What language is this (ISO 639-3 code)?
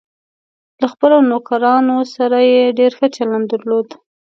pus